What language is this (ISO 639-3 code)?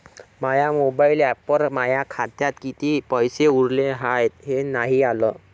mar